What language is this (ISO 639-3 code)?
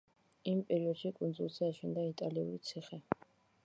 kat